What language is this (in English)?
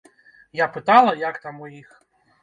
Belarusian